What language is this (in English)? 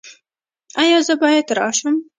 Pashto